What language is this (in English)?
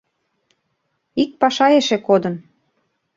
Mari